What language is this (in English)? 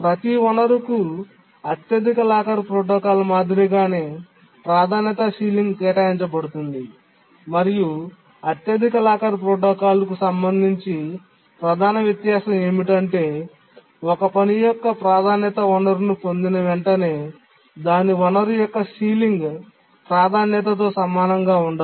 Telugu